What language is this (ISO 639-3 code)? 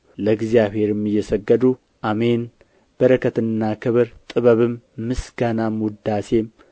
amh